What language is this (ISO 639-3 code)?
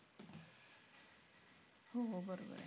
mar